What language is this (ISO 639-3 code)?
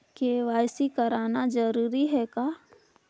hne